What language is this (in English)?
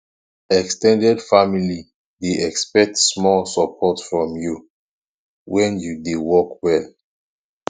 Nigerian Pidgin